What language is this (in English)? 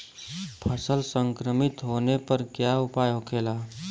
Bhojpuri